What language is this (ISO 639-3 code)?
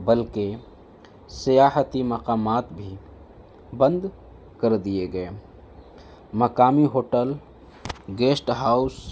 urd